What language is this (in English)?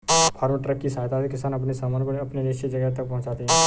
Hindi